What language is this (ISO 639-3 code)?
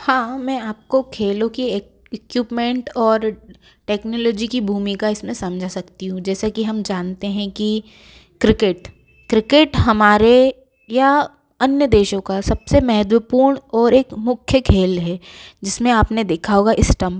hin